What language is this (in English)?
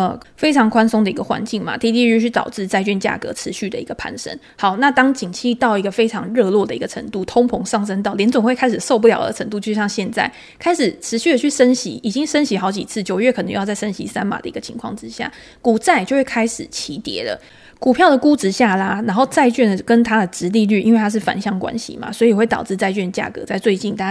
Chinese